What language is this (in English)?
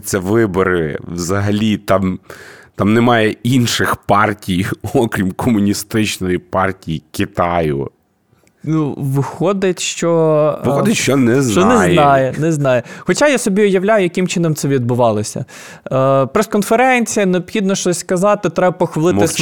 Ukrainian